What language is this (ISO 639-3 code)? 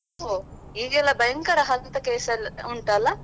kan